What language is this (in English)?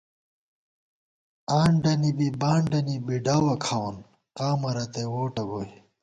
Gawar-Bati